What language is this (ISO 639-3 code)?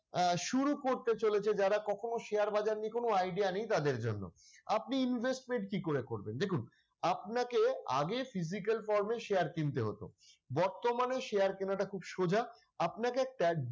ben